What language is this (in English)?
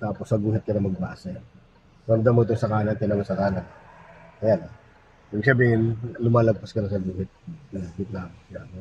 Filipino